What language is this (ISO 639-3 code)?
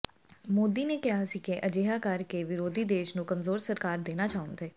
pan